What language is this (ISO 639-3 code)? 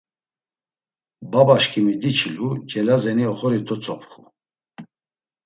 lzz